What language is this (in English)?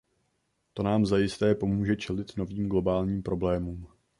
Czech